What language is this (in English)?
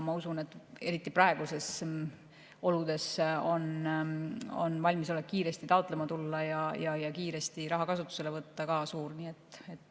Estonian